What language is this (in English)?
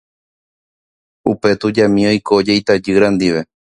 Guarani